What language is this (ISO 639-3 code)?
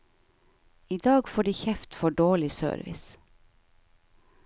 nor